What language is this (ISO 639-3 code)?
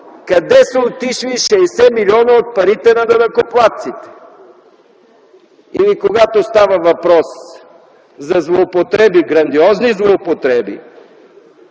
bul